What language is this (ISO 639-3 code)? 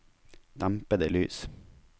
nor